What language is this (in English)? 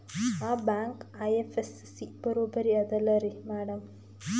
Kannada